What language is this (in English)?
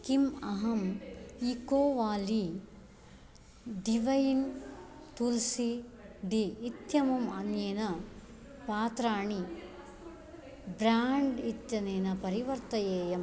Sanskrit